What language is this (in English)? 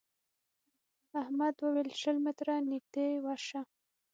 Pashto